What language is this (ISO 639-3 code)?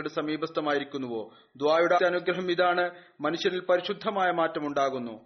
mal